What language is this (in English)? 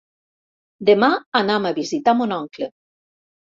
Catalan